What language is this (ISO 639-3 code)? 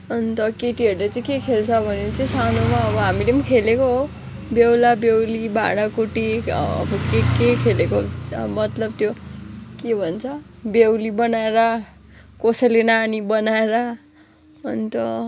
nep